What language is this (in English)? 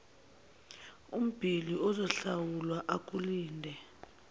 Zulu